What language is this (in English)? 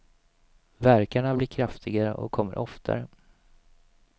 Swedish